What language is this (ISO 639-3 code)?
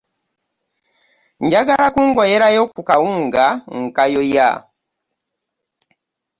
lug